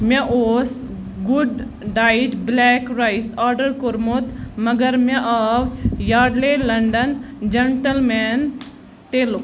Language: Kashmiri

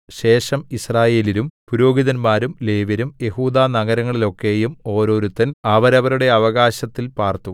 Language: Malayalam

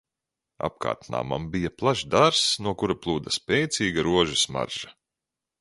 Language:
Latvian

